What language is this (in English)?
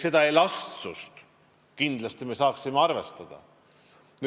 Estonian